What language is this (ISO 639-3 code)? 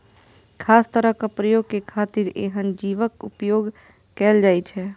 mai